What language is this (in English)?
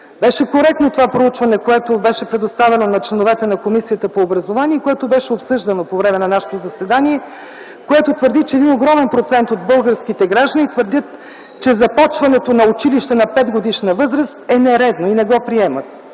Bulgarian